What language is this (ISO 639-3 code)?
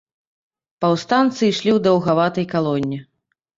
bel